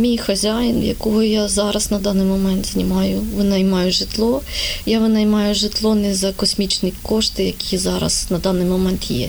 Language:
Ukrainian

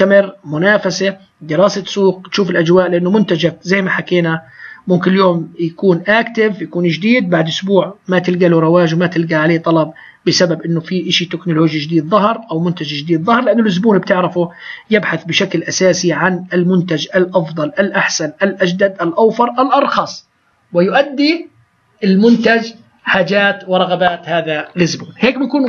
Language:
Arabic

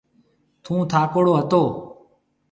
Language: Marwari (Pakistan)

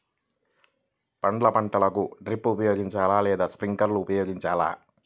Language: Telugu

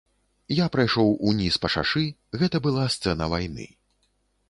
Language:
Belarusian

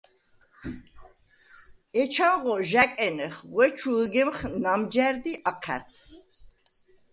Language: Svan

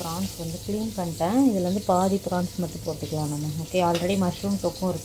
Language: Romanian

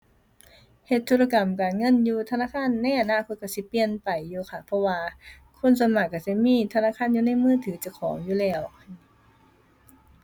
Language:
Thai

